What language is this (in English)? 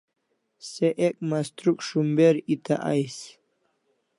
Kalasha